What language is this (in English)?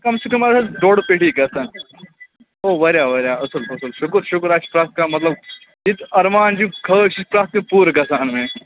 Kashmiri